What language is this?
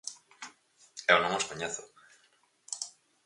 Galician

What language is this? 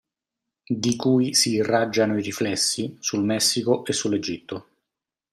Italian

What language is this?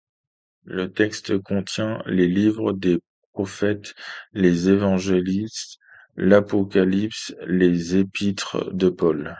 French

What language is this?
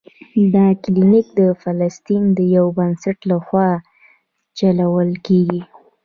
Pashto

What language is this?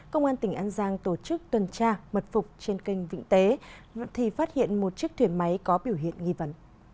Vietnamese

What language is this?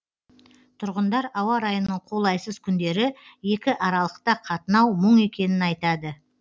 Kazakh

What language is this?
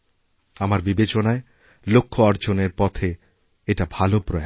Bangla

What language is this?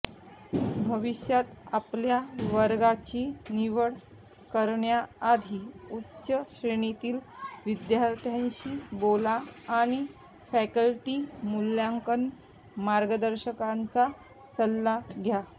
Marathi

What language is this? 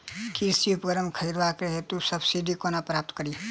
Maithili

